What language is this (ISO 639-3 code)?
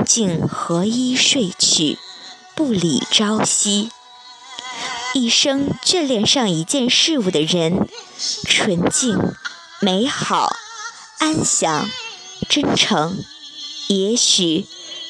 zho